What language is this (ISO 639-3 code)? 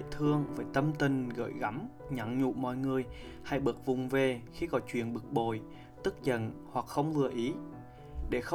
vie